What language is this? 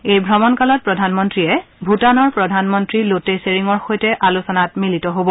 Assamese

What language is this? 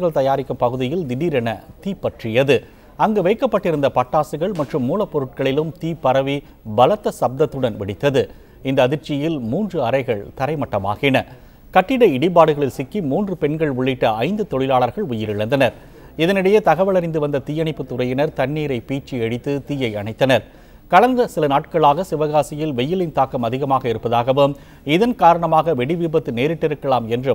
Tamil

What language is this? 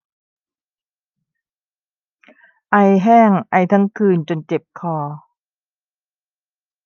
Thai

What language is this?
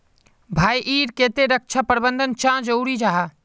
Magahi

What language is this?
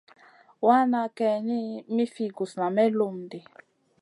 Masana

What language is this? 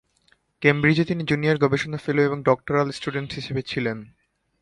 Bangla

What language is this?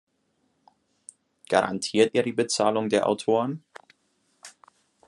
German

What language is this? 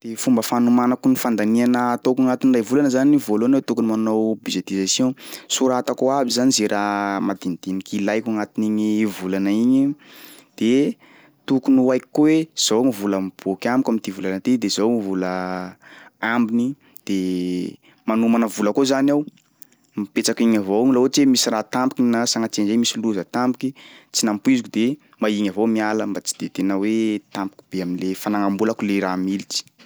Sakalava Malagasy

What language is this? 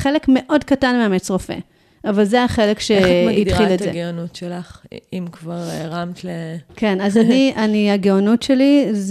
Hebrew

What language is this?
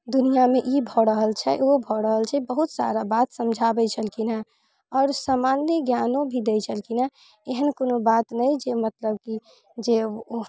Maithili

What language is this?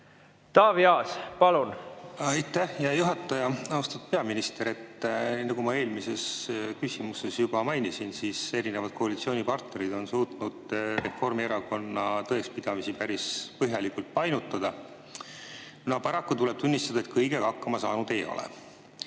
Estonian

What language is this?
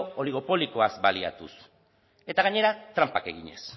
Basque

